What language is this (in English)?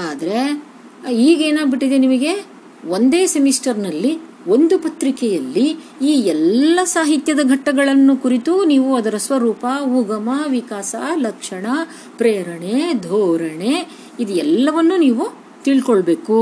Kannada